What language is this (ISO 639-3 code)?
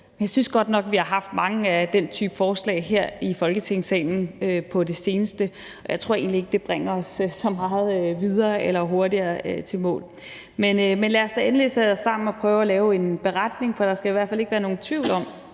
dan